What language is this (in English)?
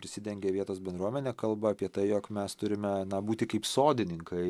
Lithuanian